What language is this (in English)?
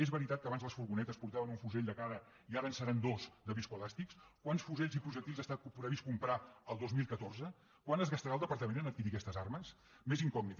Catalan